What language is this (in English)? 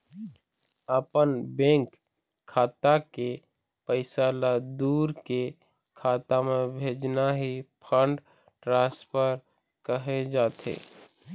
Chhattisgarhi